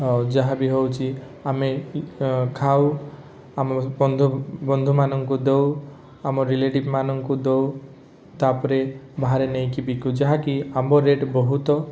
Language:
Odia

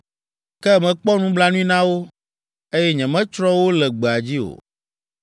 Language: Ewe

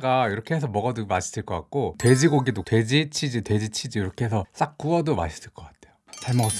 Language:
Korean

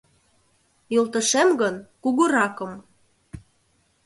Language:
Mari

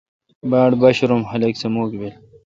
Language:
Kalkoti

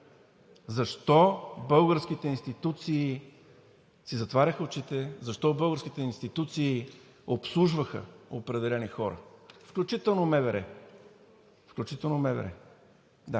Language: Bulgarian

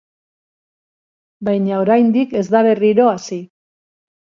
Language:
Basque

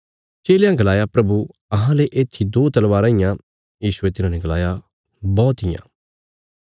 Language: Bilaspuri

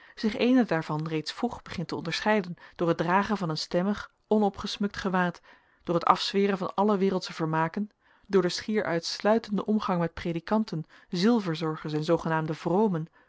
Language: Dutch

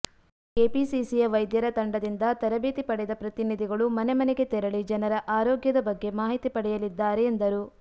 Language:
Kannada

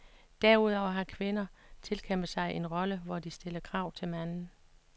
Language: Danish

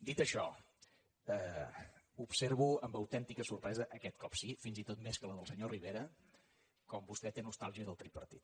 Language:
Catalan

